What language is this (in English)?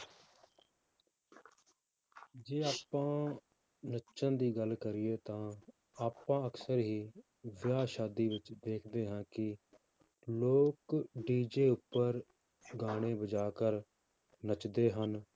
Punjabi